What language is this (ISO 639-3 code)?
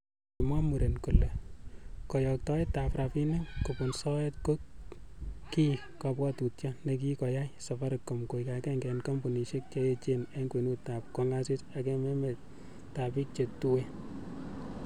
kln